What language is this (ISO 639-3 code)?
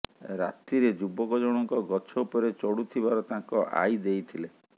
ori